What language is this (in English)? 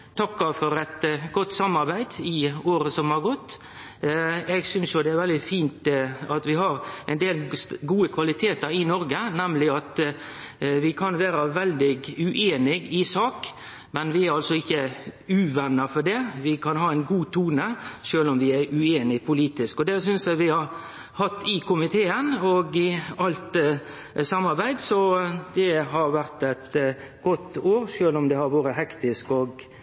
Norwegian Nynorsk